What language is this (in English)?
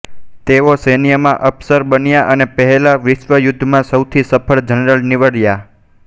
Gujarati